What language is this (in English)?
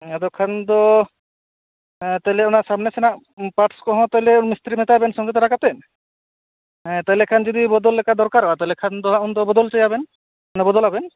Santali